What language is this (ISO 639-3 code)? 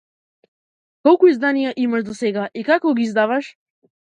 mkd